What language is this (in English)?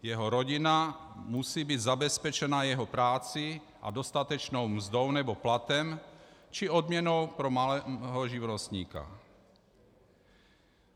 Czech